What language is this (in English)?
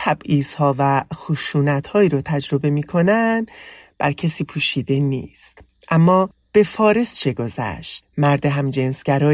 Persian